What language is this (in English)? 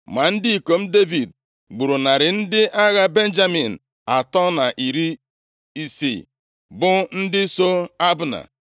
Igbo